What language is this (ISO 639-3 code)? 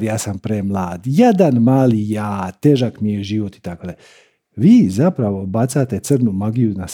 hrv